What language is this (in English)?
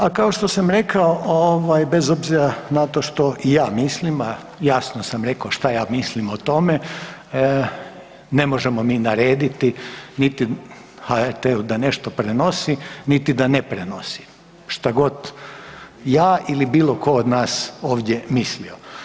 Croatian